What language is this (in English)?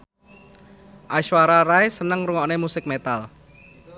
Javanese